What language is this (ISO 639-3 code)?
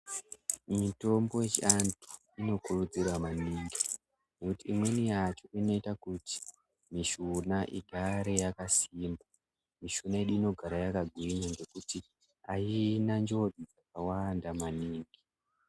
ndc